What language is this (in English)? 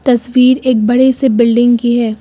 Hindi